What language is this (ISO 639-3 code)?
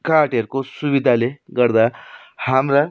nep